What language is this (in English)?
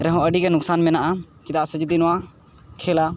Santali